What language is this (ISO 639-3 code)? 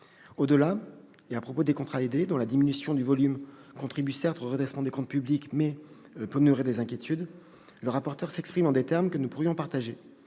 fra